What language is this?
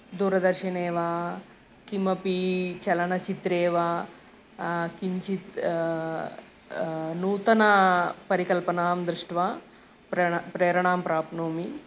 Sanskrit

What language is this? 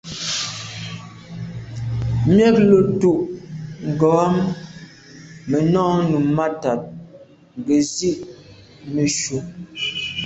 Medumba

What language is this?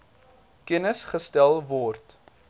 Afrikaans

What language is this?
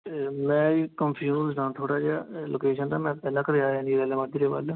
Punjabi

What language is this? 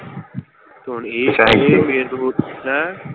Punjabi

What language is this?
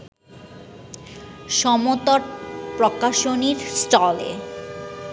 Bangla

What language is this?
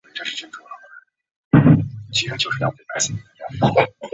Chinese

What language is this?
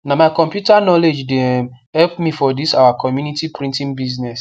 Nigerian Pidgin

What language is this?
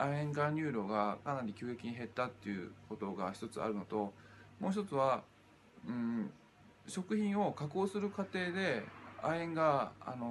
Japanese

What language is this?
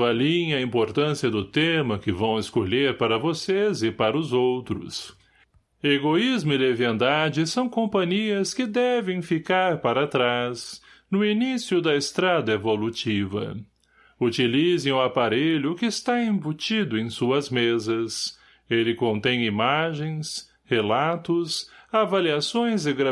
Portuguese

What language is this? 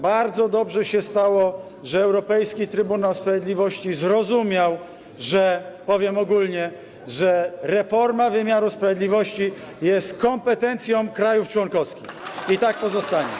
Polish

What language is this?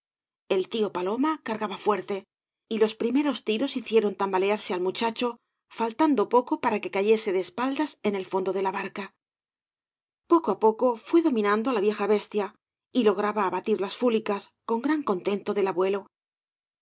Spanish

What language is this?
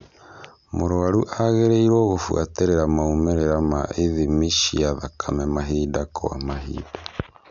Kikuyu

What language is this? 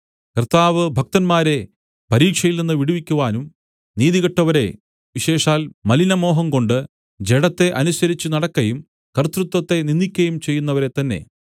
Malayalam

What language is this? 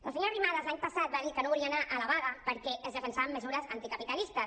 Catalan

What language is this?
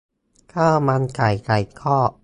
Thai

